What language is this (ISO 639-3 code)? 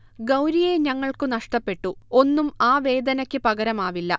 mal